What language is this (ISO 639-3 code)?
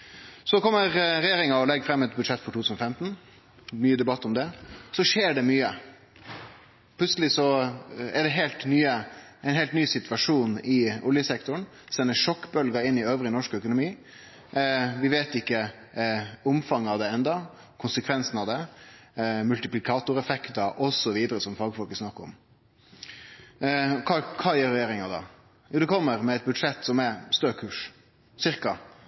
nno